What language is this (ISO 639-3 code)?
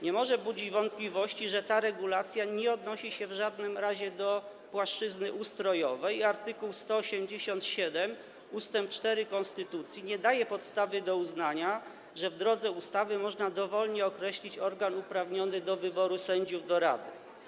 pol